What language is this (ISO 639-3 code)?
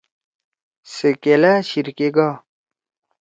trw